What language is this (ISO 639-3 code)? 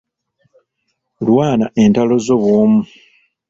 lug